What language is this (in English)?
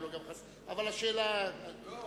Hebrew